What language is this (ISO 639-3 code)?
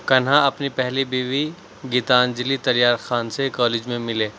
urd